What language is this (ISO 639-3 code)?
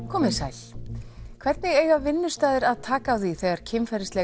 isl